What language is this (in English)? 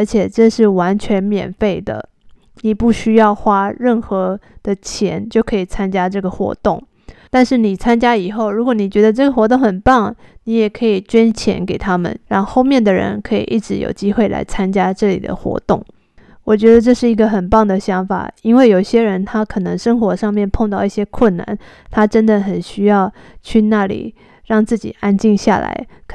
Chinese